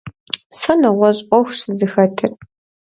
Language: Kabardian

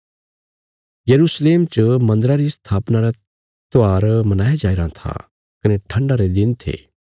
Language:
Bilaspuri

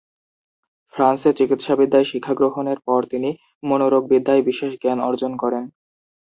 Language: Bangla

